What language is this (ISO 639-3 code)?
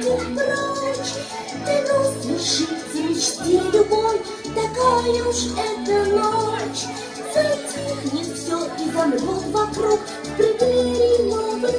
kor